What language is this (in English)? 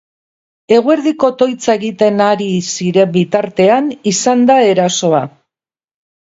Basque